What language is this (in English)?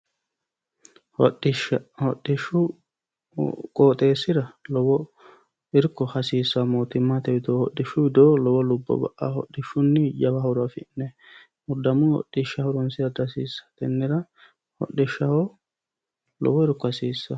Sidamo